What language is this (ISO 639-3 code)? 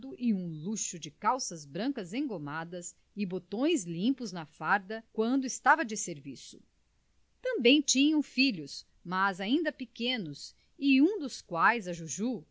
por